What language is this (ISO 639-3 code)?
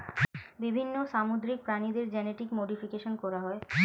ben